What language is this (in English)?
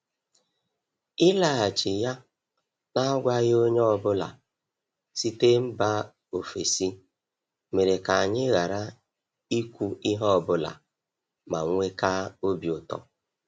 Igbo